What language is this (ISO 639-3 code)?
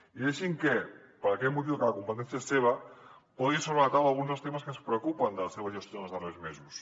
cat